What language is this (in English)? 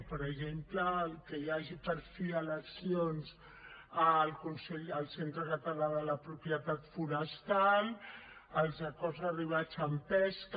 Catalan